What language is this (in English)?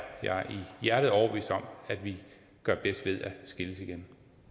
Danish